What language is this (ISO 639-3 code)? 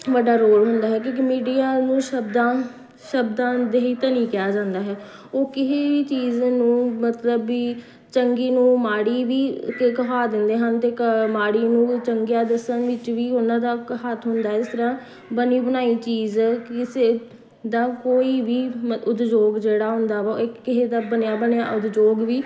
pan